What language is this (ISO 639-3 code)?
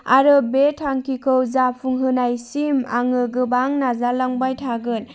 brx